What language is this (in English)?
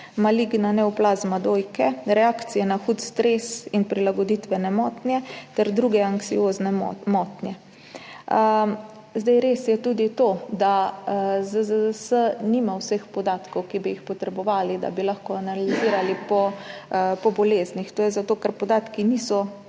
Slovenian